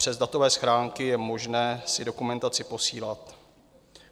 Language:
Czech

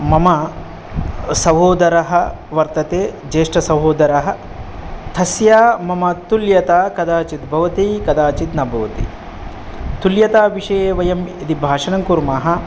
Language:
Sanskrit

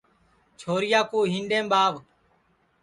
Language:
Sansi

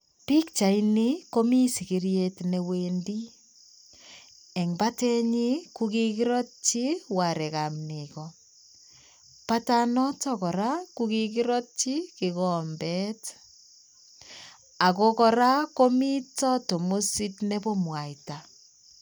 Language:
Kalenjin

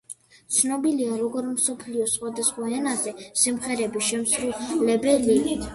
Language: Georgian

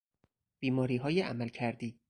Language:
Persian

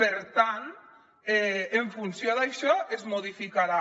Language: Catalan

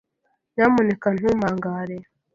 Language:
Kinyarwanda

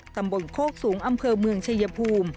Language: Thai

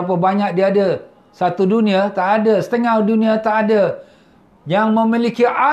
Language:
Malay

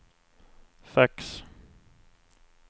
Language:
Swedish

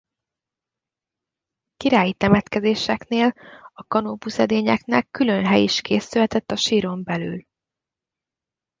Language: Hungarian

